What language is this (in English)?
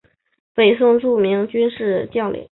Chinese